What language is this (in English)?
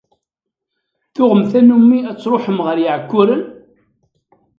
Kabyle